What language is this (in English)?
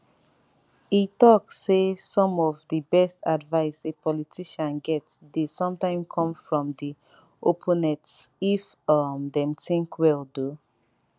Nigerian Pidgin